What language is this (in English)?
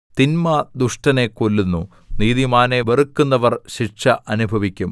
Malayalam